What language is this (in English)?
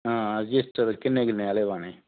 Dogri